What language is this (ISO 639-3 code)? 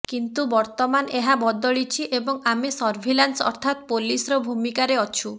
ori